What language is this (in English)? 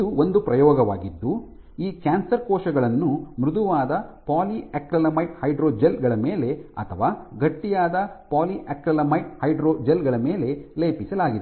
Kannada